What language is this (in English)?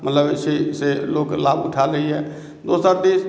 Maithili